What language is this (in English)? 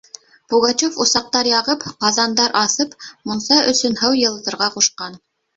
Bashkir